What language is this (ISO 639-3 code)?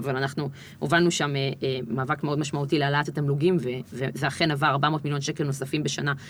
heb